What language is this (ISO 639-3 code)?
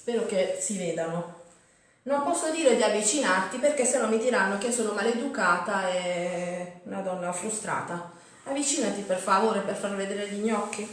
ita